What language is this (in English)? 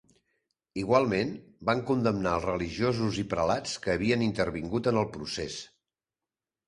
Catalan